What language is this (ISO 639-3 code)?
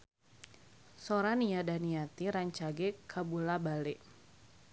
sun